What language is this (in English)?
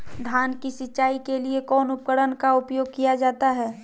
Magahi